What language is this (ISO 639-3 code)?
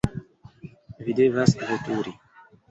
epo